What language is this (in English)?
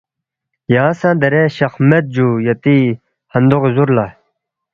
Balti